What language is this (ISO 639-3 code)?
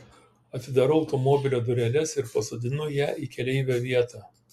lit